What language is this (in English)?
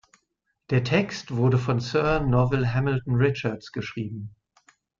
German